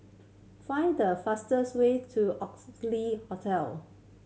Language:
English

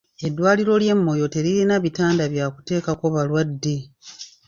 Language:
Ganda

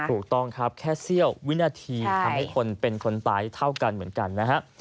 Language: Thai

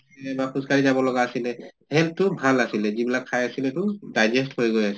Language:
Assamese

